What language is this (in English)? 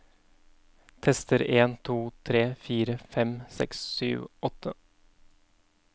Norwegian